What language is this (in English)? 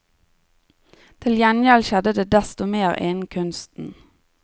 Norwegian